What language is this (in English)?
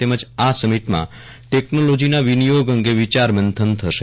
Gujarati